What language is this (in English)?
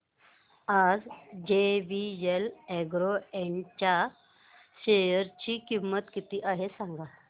Marathi